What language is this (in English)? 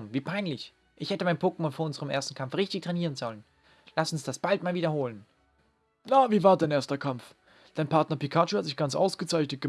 German